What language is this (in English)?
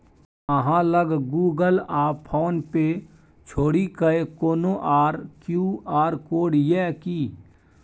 Maithili